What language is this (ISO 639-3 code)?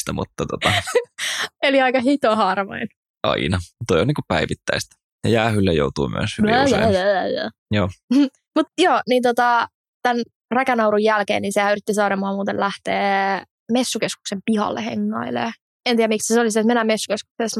fin